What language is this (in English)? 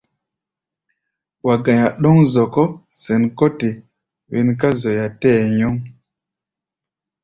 Gbaya